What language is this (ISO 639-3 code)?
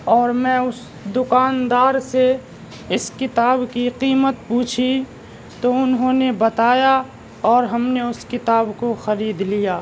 urd